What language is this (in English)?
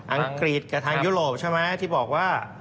Thai